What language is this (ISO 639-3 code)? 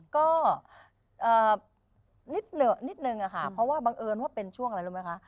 tha